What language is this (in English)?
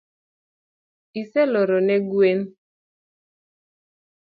Luo (Kenya and Tanzania)